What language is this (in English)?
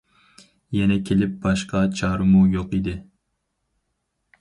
Uyghur